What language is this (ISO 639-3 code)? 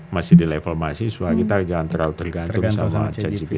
ind